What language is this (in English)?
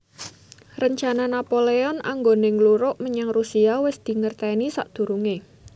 Javanese